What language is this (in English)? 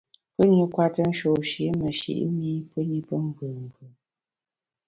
Bamun